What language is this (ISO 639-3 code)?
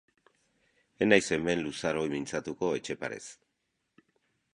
eus